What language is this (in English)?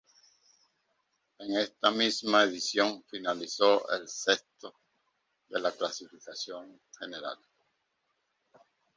Spanish